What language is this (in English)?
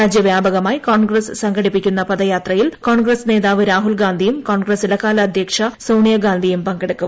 Malayalam